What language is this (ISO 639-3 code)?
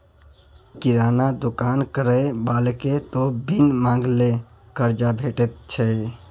mai